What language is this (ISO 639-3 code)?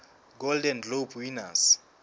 sot